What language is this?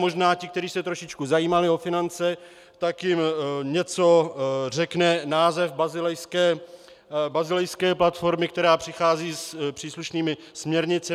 Czech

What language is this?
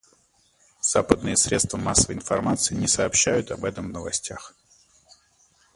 Russian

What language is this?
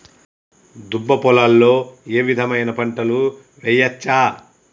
Telugu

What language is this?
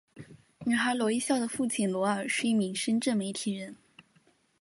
Chinese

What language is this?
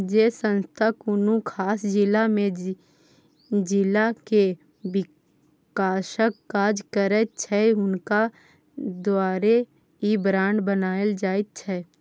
Maithili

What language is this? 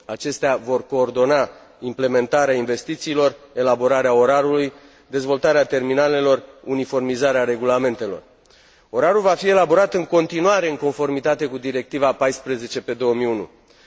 Romanian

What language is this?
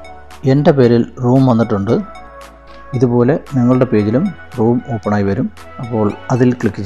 Hindi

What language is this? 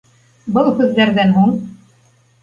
Bashkir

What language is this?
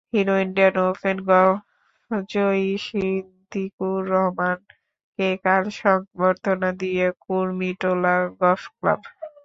Bangla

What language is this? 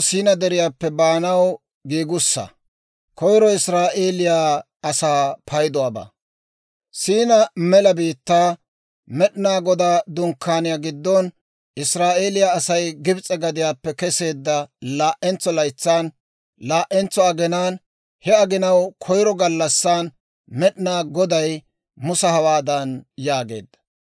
Dawro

